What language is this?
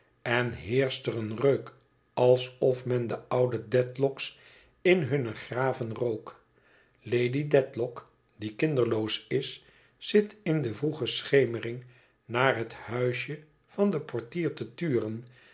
Dutch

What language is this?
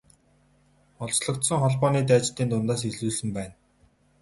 Mongolian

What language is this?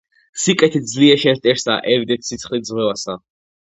Georgian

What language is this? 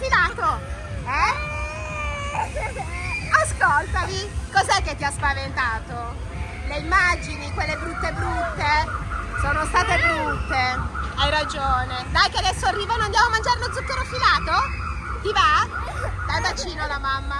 Italian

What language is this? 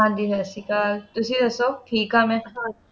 Punjabi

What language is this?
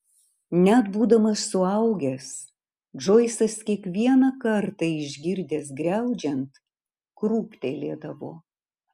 Lithuanian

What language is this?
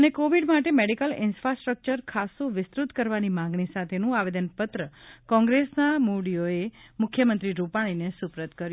Gujarati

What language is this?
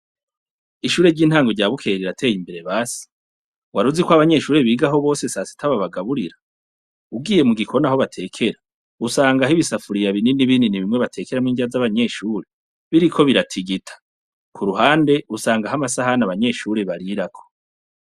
Rundi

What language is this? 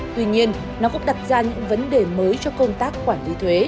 Vietnamese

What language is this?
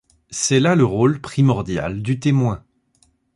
French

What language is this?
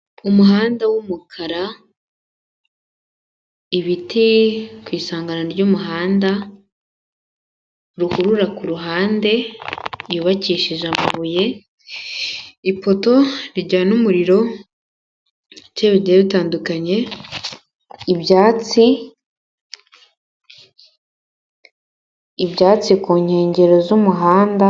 Kinyarwanda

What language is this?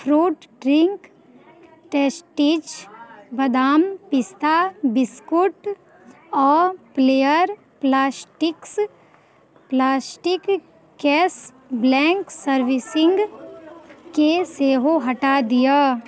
Maithili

